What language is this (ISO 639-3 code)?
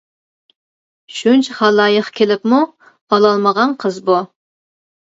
uig